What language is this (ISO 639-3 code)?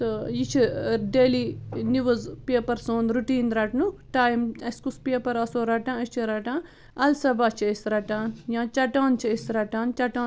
kas